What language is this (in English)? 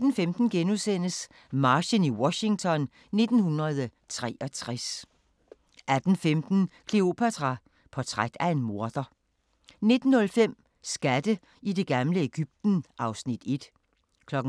Danish